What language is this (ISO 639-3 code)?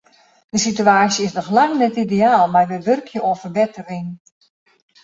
fry